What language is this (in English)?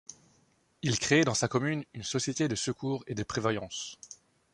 French